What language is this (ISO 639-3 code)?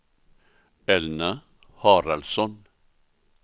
swe